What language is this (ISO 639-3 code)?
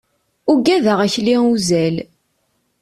kab